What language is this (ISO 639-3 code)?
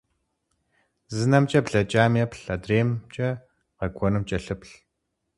kbd